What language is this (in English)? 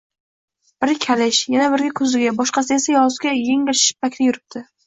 Uzbek